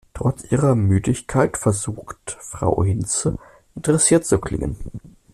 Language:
German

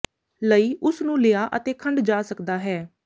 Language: Punjabi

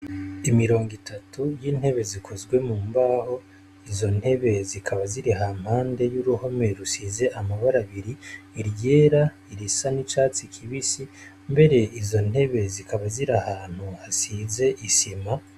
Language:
Rundi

